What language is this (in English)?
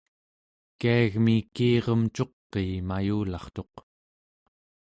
Central Yupik